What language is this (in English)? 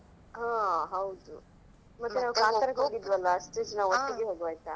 Kannada